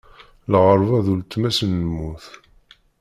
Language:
Kabyle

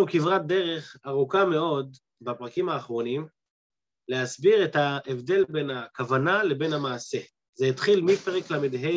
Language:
Hebrew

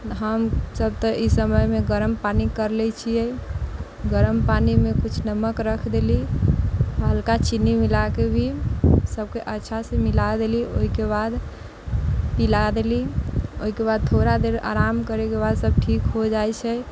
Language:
Maithili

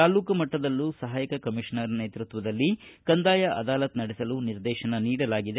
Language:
Kannada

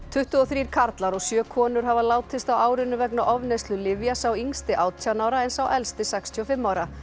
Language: Icelandic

